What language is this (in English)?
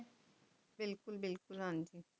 Punjabi